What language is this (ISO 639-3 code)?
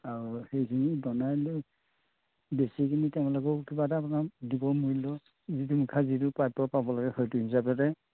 asm